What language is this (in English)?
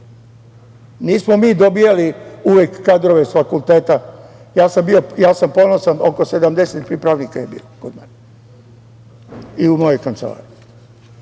Serbian